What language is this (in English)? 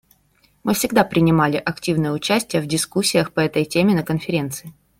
Russian